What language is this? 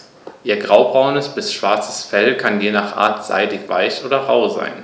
German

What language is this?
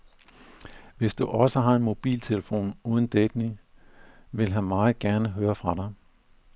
Danish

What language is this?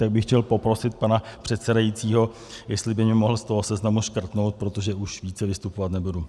Czech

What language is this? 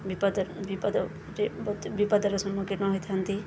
Odia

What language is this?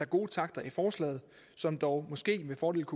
Danish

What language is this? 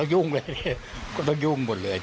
Thai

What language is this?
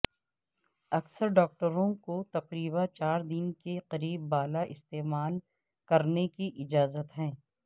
Urdu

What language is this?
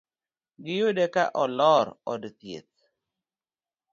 Luo (Kenya and Tanzania)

